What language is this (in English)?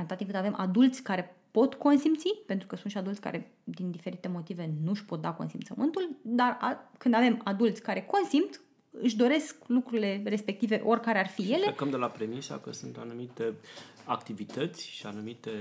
Romanian